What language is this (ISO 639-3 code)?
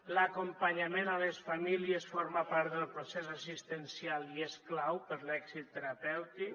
cat